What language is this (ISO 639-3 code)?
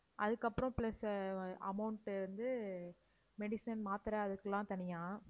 tam